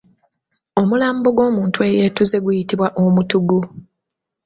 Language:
Ganda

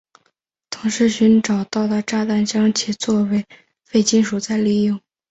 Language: Chinese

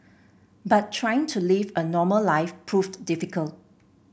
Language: English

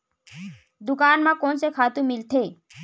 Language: Chhattisgarhi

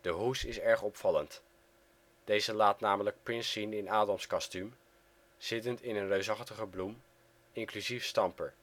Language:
Dutch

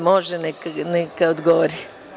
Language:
Serbian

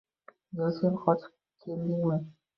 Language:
Uzbek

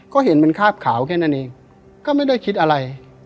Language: Thai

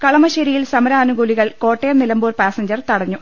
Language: Malayalam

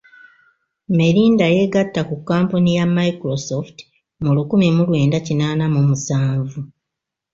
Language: Ganda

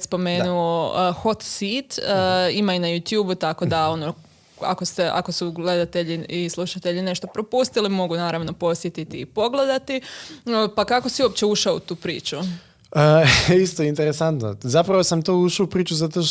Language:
Croatian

